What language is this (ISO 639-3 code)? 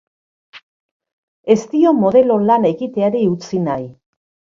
eus